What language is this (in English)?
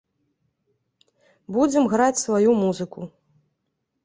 Belarusian